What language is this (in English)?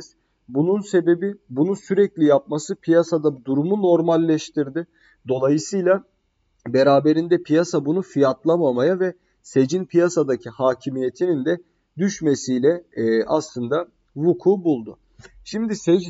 Turkish